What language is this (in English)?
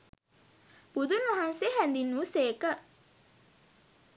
Sinhala